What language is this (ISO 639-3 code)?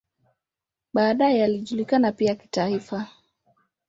swa